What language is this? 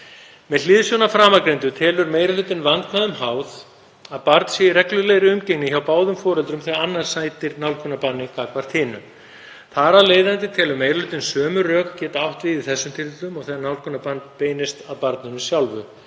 Icelandic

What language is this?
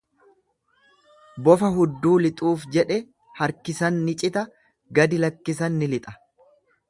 Oromo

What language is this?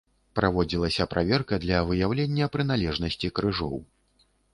Belarusian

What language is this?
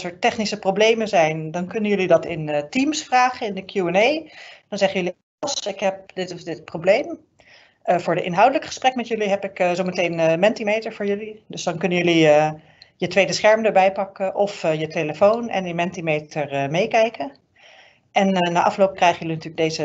Dutch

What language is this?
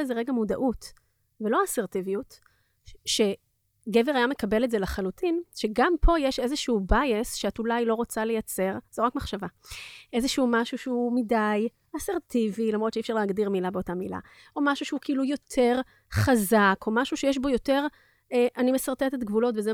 Hebrew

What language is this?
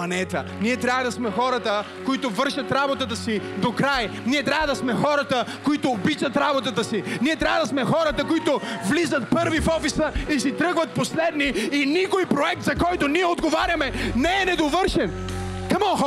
Bulgarian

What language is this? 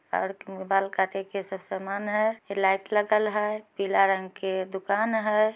Magahi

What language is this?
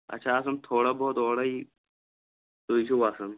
Kashmiri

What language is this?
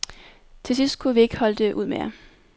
Danish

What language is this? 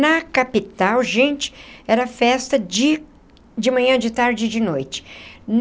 Portuguese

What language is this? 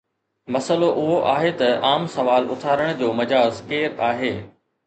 Sindhi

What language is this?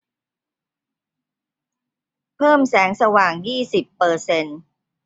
Thai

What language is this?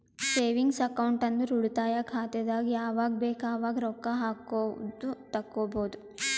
Kannada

